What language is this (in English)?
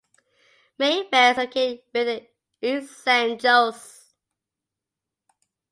English